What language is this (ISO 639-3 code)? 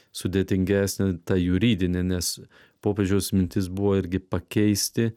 lit